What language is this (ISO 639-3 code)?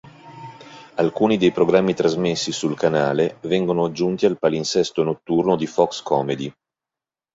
ita